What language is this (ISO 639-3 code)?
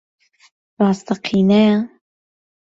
ckb